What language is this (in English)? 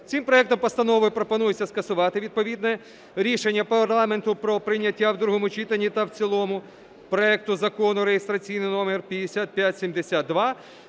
Ukrainian